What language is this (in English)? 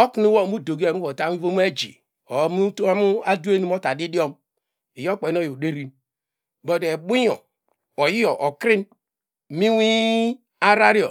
Degema